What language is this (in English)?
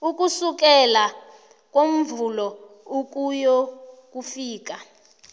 South Ndebele